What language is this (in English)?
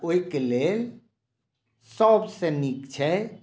Maithili